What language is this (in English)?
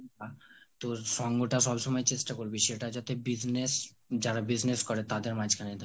Bangla